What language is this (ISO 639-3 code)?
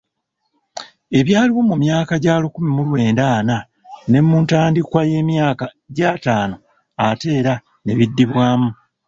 lug